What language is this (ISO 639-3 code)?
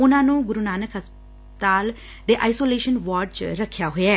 pan